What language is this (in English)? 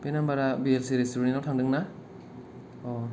Bodo